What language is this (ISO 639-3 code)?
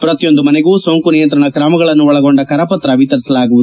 kan